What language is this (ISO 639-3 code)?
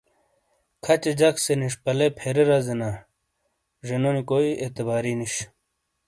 scl